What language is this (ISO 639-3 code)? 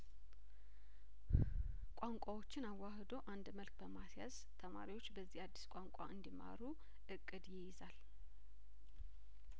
amh